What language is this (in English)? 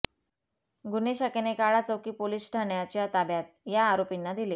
Marathi